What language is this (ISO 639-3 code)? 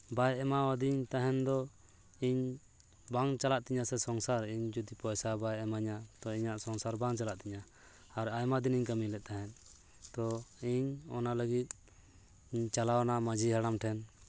sat